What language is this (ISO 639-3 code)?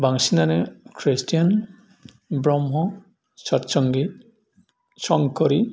brx